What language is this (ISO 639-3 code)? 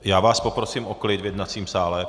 ces